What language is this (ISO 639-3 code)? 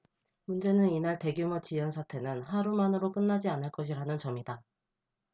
kor